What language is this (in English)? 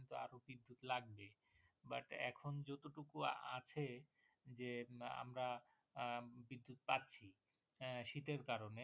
Bangla